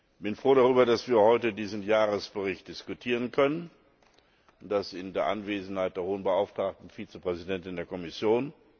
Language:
German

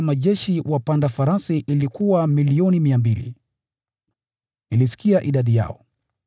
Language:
Swahili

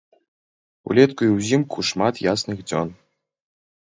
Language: Belarusian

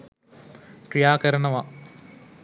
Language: Sinhala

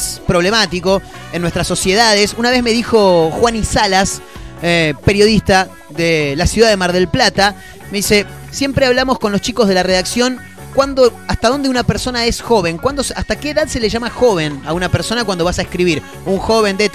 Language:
Spanish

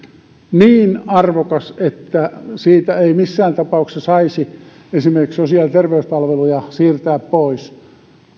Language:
Finnish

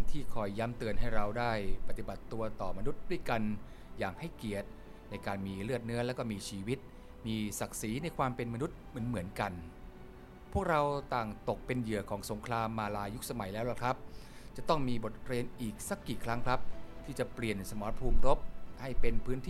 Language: Thai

